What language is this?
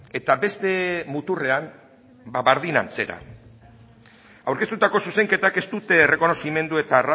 Basque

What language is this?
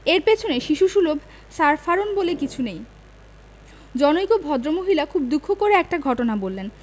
Bangla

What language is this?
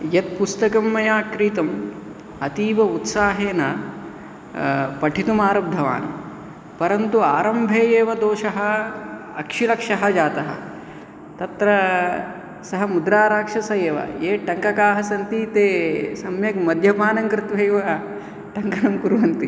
Sanskrit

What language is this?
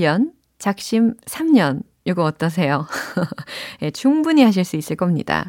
Korean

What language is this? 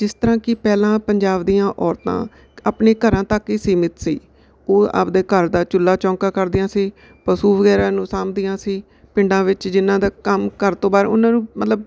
Punjabi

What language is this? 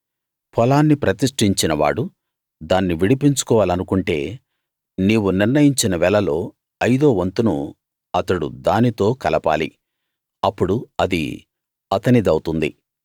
Telugu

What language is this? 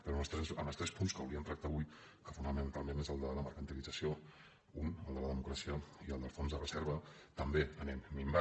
Catalan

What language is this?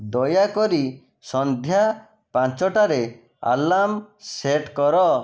Odia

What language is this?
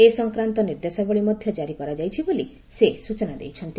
Odia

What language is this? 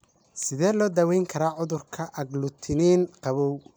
Somali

